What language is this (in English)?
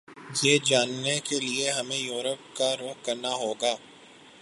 Urdu